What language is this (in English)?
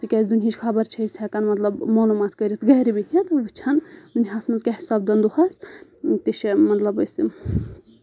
Kashmiri